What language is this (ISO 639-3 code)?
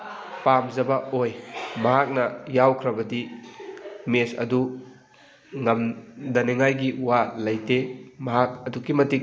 mni